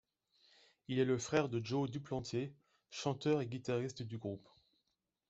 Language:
French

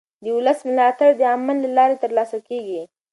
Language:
Pashto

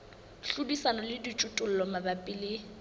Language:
Southern Sotho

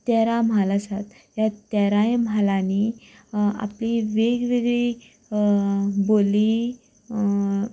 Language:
Konkani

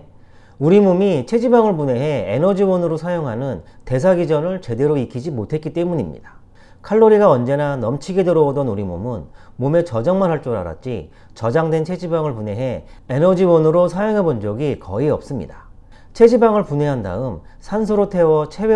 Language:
Korean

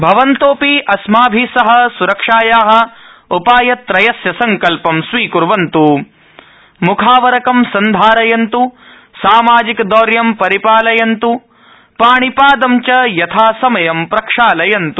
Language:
Sanskrit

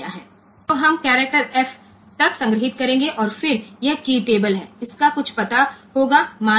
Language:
Gujarati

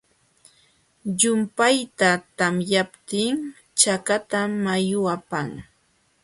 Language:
Jauja Wanca Quechua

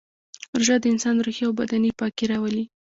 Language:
Pashto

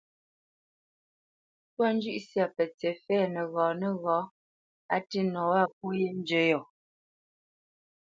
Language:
Bamenyam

